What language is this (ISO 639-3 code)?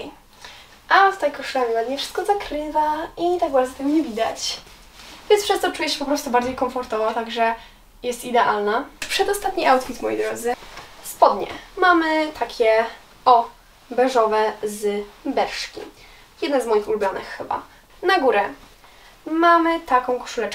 pol